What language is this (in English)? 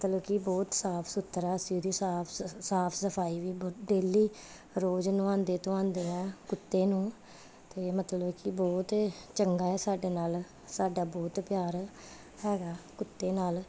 Punjabi